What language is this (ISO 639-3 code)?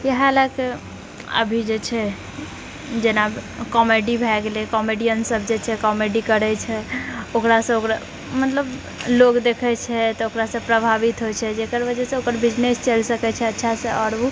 mai